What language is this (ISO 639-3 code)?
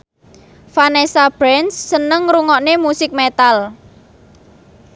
jav